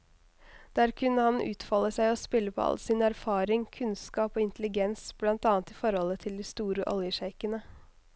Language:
Norwegian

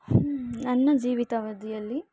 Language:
Kannada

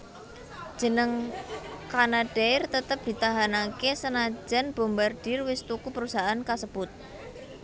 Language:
Javanese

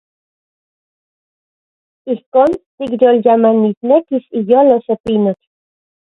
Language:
Central Puebla Nahuatl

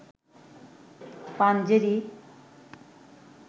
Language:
Bangla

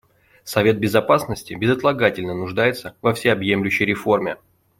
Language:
Russian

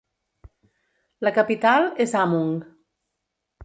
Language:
Catalan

